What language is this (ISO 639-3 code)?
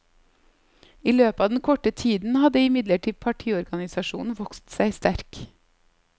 nor